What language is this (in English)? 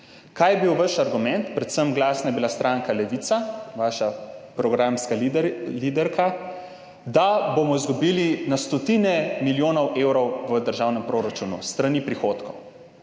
Slovenian